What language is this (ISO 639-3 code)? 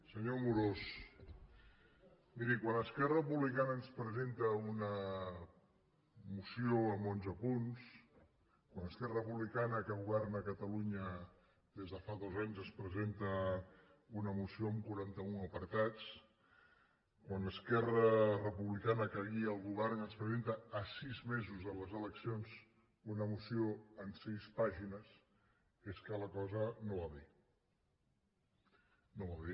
cat